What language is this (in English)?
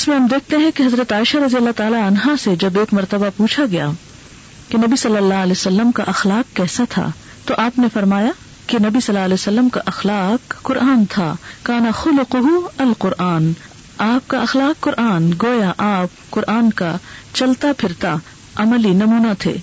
Urdu